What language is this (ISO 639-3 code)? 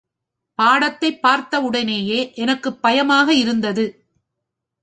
tam